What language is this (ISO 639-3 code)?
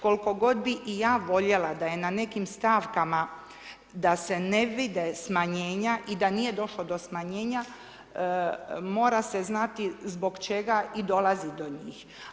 hrv